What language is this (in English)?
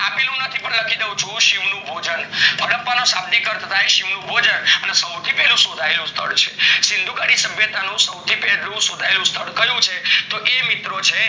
Gujarati